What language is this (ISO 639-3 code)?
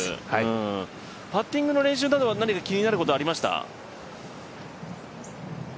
jpn